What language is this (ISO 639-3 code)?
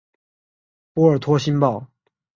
zho